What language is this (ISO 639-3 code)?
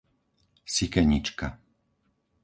slk